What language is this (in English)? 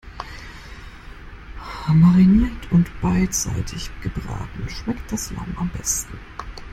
German